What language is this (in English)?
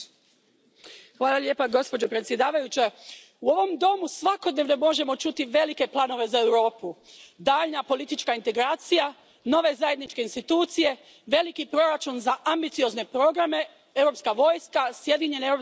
Croatian